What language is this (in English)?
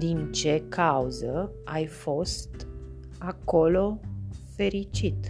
Romanian